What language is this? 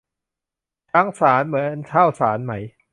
Thai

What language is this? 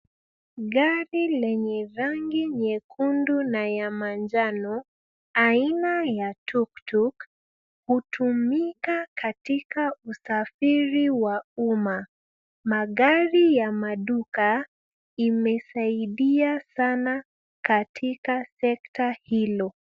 Swahili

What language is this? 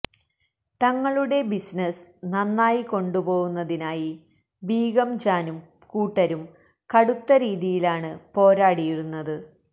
Malayalam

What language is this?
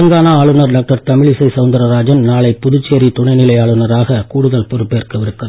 Tamil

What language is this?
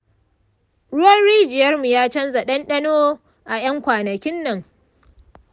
Hausa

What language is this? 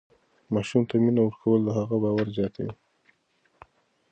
Pashto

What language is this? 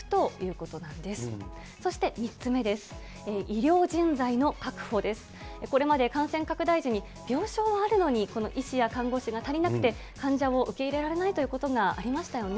Japanese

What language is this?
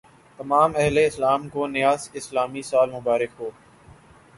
Urdu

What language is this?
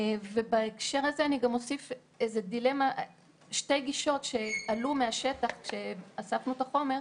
Hebrew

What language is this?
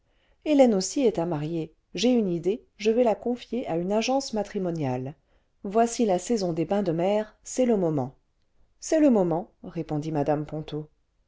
French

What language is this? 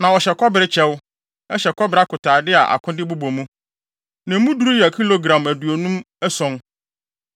Akan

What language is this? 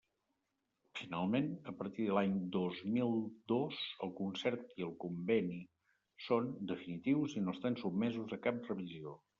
Catalan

